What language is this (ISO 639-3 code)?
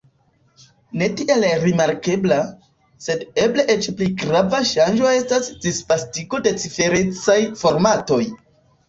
epo